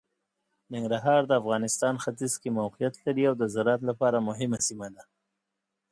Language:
Pashto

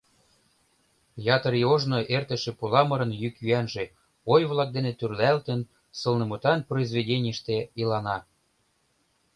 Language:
Mari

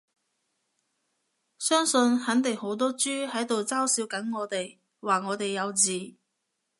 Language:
Cantonese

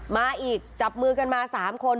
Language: Thai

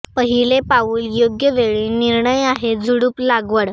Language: Marathi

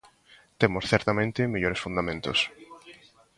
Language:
Galician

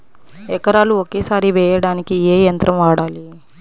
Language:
Telugu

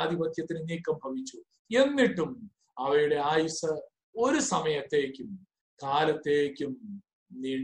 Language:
Malayalam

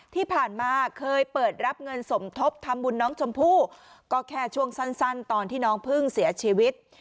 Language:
Thai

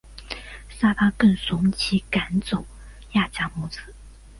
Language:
Chinese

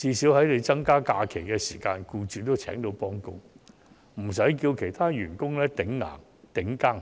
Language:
Cantonese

